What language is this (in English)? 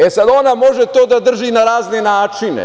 Serbian